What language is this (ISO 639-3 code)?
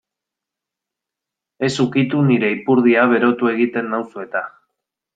eus